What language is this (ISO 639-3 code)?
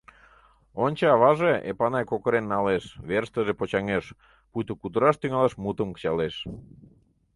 chm